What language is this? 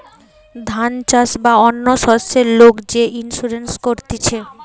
Bangla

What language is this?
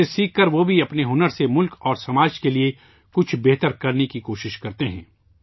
Urdu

